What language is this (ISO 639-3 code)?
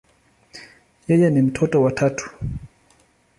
swa